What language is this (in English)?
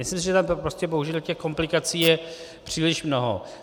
Czech